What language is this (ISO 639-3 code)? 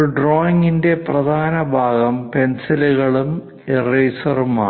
mal